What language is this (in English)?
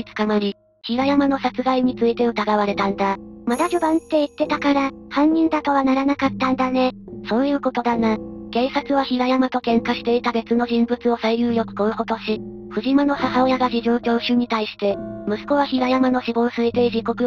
Japanese